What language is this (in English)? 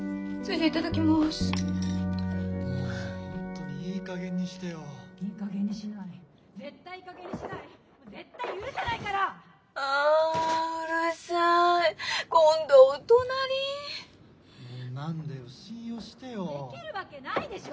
Japanese